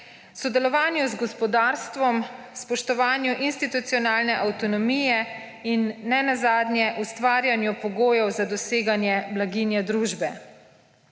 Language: Slovenian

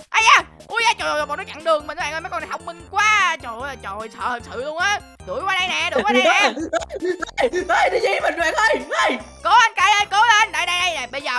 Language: Vietnamese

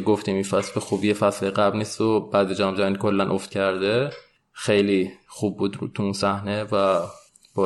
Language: Persian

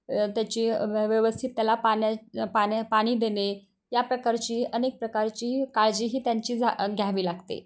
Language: Marathi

